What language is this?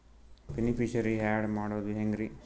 Kannada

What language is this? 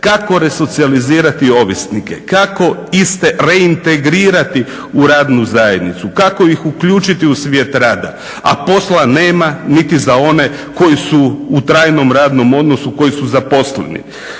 Croatian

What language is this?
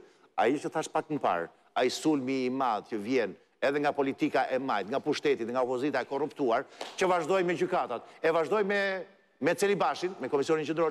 Romanian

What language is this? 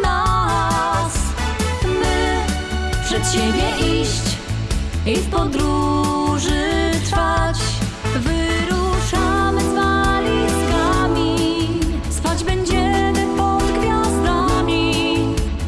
Polish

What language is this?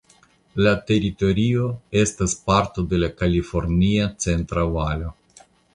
Esperanto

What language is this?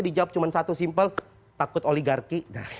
Indonesian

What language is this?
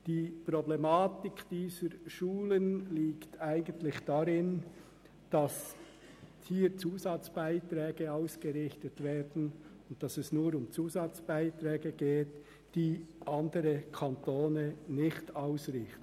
Swiss German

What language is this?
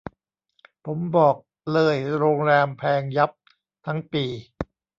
Thai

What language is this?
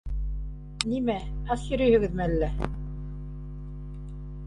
Bashkir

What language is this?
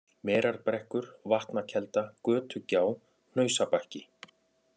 Icelandic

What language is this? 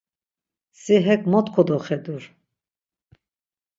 Laz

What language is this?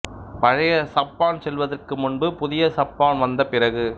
Tamil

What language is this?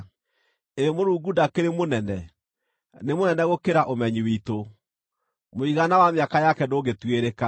Kikuyu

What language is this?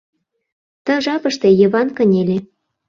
Mari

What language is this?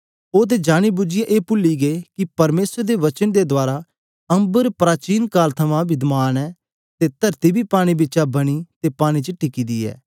Dogri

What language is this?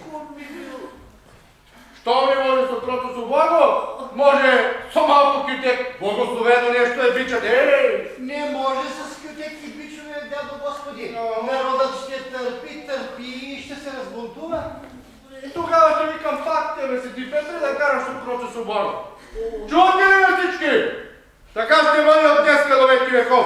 Bulgarian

